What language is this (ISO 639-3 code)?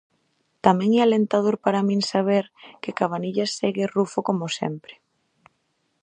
glg